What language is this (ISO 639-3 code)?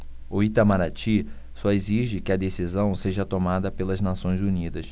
por